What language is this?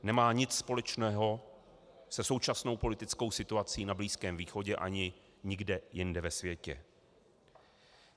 Czech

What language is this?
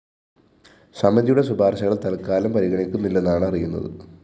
Malayalam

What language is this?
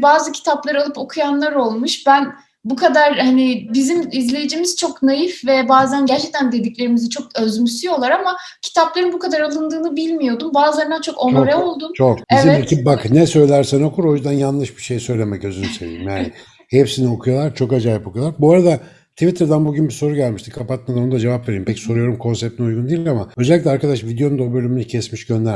Turkish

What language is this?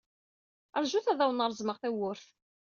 Kabyle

